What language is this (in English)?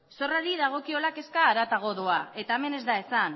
Basque